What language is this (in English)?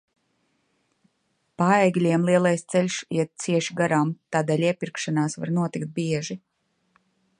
Latvian